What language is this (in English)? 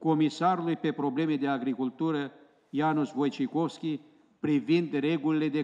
Romanian